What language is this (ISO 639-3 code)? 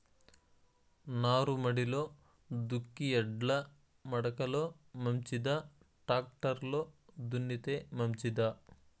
tel